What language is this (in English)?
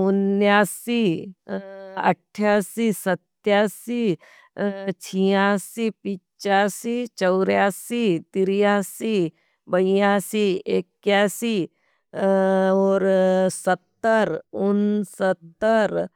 Nimadi